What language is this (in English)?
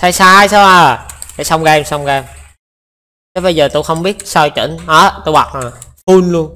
Vietnamese